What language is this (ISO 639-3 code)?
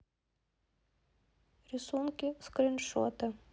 rus